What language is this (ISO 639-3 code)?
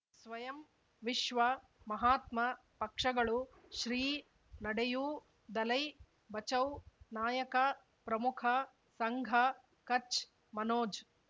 kan